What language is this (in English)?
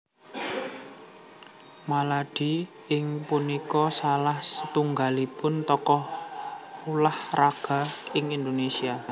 Javanese